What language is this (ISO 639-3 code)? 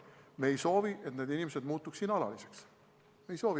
est